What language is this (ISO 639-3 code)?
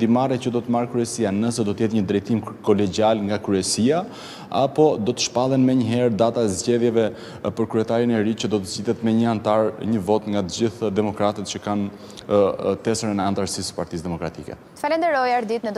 ron